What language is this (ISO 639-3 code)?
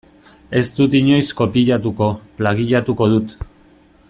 eus